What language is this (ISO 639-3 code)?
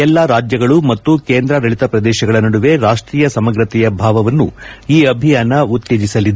kan